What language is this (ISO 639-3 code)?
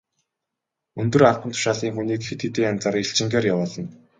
mon